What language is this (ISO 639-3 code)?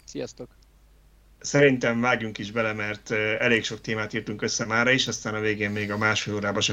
hun